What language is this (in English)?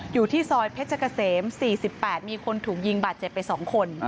Thai